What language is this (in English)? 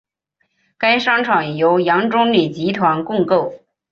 Chinese